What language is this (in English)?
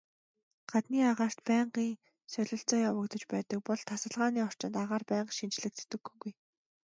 Mongolian